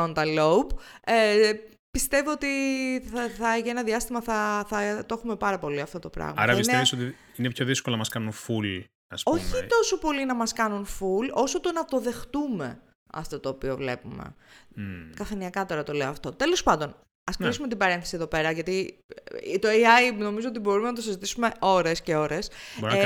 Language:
Greek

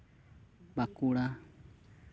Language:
Santali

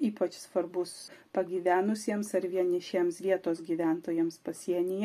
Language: Lithuanian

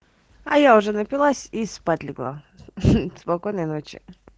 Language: Russian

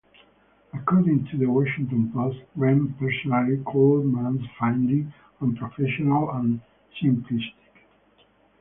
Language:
English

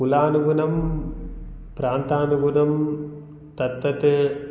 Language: Sanskrit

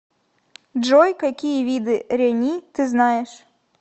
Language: Russian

